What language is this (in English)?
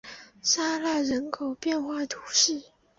Chinese